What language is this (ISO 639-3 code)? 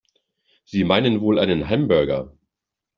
deu